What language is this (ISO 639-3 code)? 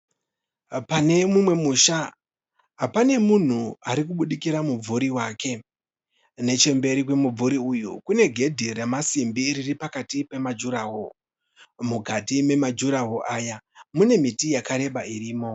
sna